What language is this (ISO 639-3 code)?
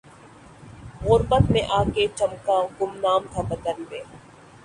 urd